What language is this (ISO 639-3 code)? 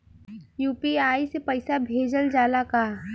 bho